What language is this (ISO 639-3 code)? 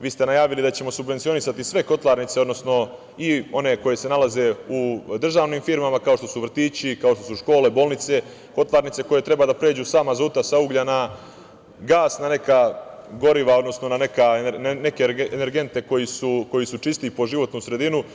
srp